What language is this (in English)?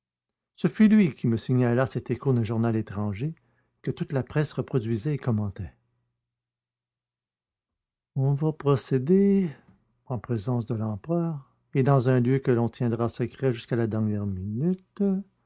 French